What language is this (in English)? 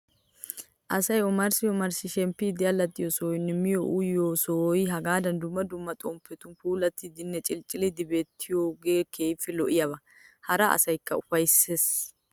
Wolaytta